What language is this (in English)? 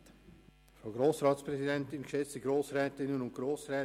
Swiss German